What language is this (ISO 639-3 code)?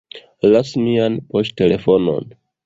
epo